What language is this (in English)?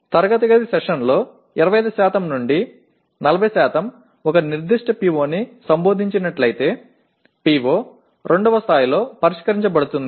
Telugu